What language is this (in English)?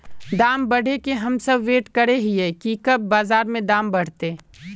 Magahi